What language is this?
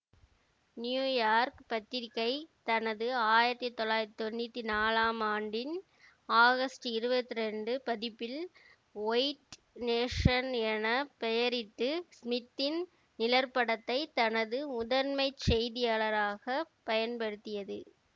Tamil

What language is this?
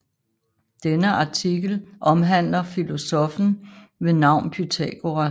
Danish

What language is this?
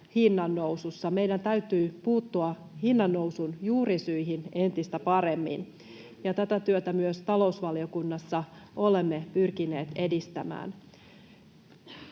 Finnish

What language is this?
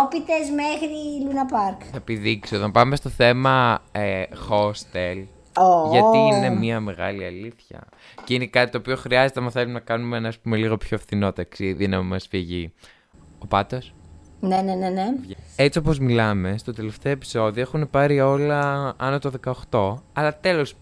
Greek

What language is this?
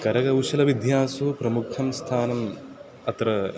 Sanskrit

